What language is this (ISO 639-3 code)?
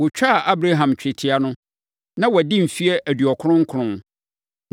aka